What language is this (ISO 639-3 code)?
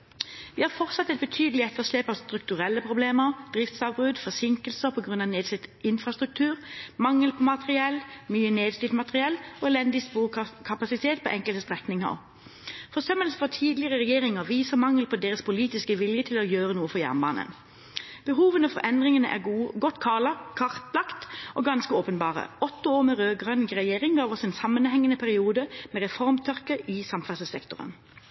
nob